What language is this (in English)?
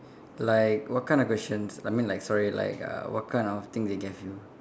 English